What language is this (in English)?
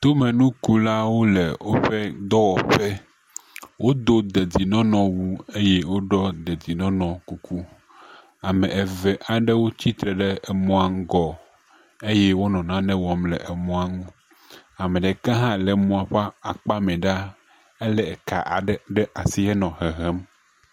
Ewe